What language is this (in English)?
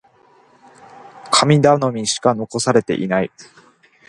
Japanese